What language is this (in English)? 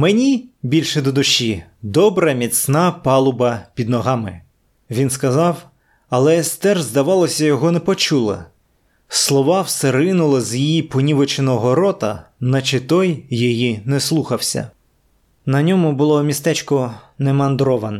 Ukrainian